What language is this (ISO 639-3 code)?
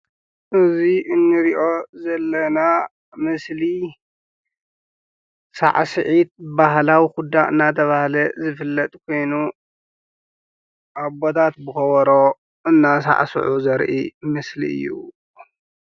tir